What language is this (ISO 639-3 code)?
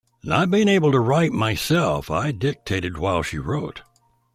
eng